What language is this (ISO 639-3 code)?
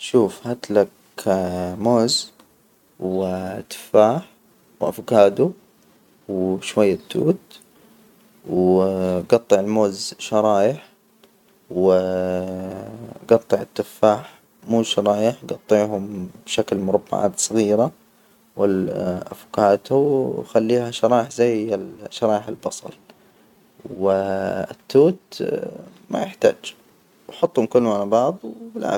acw